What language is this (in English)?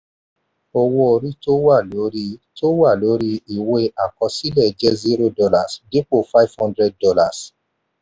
Yoruba